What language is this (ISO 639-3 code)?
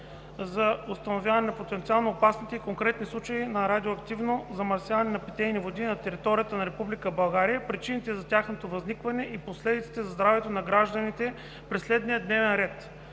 bul